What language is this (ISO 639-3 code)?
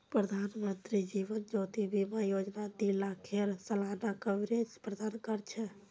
mag